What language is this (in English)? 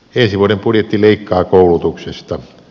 Finnish